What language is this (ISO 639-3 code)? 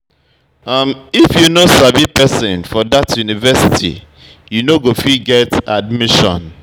pcm